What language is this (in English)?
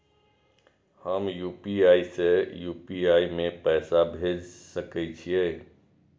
Maithili